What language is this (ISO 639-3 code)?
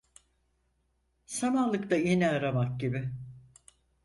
tur